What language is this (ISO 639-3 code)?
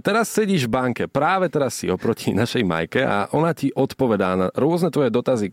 slk